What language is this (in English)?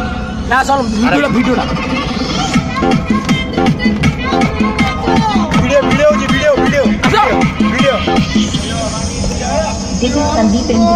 Indonesian